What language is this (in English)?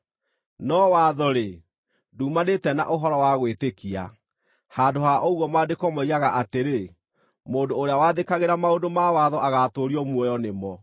Kikuyu